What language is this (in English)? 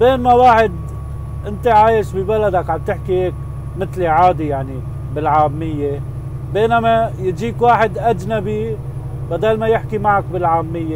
Arabic